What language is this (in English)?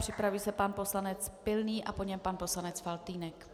Czech